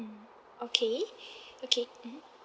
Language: English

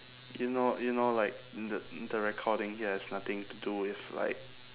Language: English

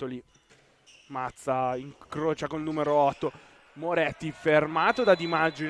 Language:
Italian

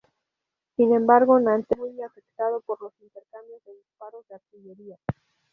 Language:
Spanish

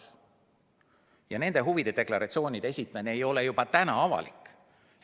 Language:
Estonian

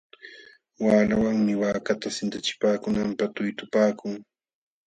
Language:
Jauja Wanca Quechua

